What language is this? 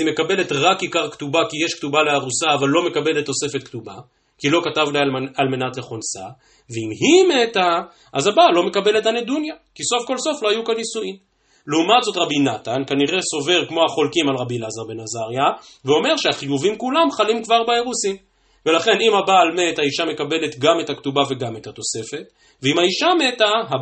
Hebrew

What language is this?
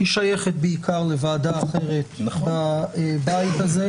Hebrew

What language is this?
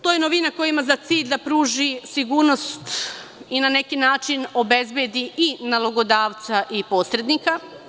Serbian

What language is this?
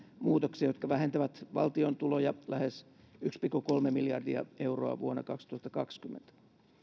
Finnish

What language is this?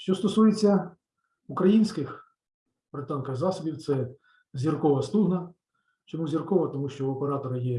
Ukrainian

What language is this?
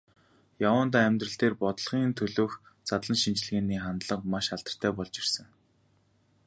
Mongolian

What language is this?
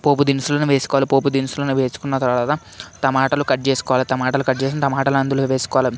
Telugu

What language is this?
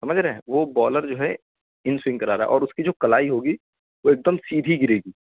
Urdu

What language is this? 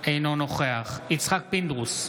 Hebrew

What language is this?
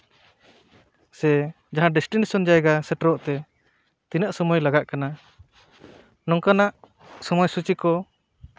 Santali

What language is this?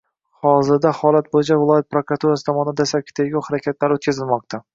Uzbek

